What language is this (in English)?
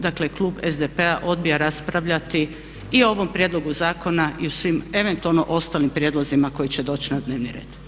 Croatian